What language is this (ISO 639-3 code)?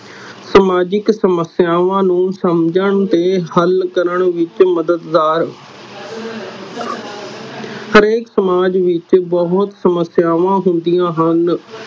pan